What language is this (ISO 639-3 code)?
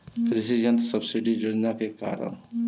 bho